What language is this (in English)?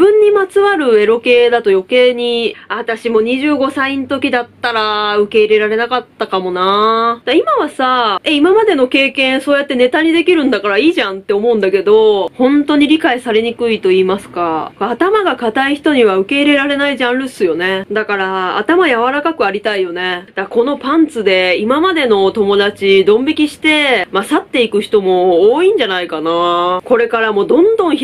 Japanese